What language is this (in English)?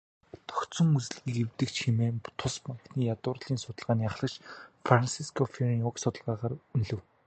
Mongolian